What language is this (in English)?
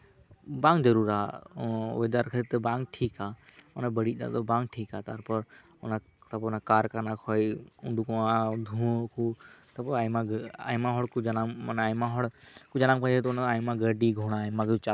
Santali